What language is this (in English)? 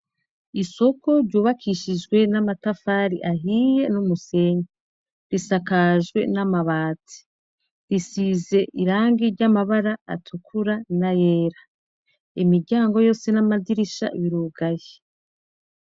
Rundi